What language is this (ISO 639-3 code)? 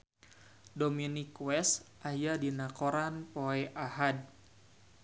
sun